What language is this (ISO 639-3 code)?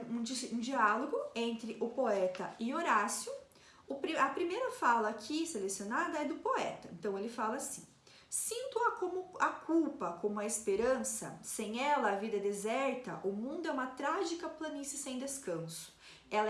por